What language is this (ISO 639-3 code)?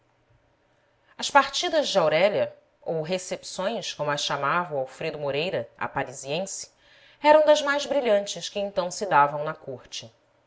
por